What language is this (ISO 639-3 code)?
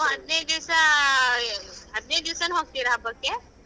kan